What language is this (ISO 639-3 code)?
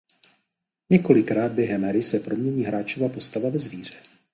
ces